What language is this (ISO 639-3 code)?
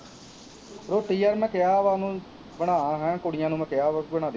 pan